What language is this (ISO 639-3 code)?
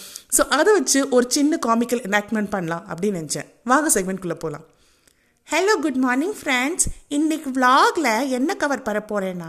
tam